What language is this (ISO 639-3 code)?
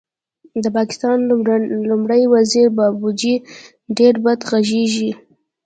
pus